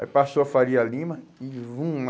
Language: Portuguese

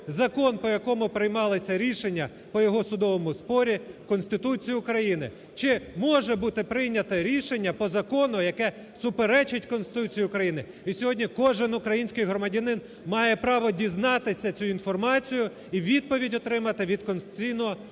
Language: Ukrainian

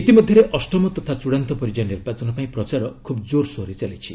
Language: Odia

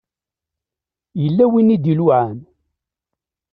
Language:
Kabyle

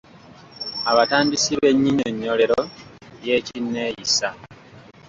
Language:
Ganda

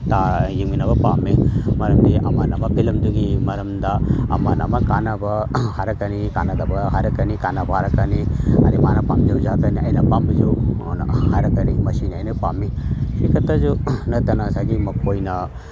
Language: Manipuri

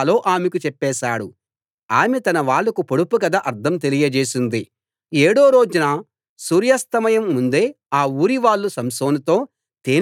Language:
Telugu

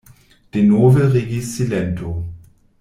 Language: Esperanto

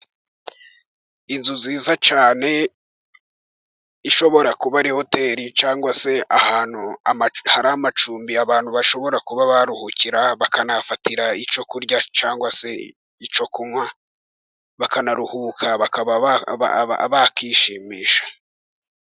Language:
Kinyarwanda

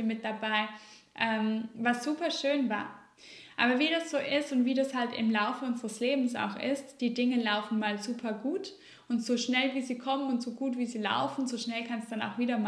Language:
German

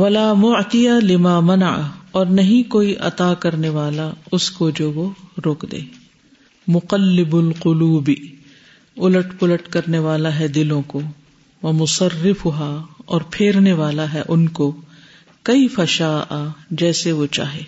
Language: Urdu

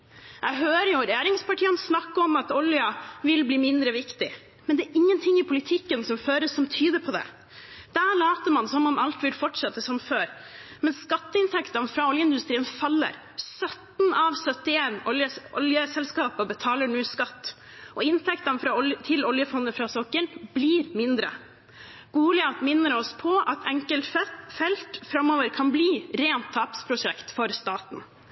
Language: Norwegian Bokmål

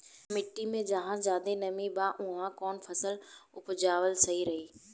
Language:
Bhojpuri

